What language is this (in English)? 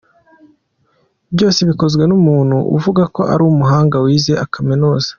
Kinyarwanda